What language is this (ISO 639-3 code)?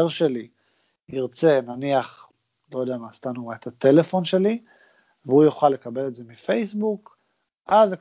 heb